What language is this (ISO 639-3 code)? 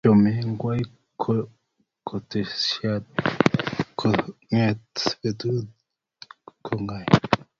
kln